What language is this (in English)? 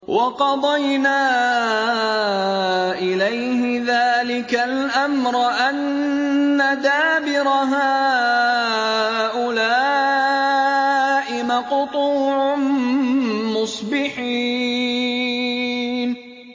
Arabic